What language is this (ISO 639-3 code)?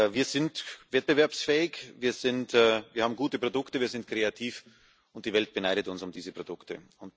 deu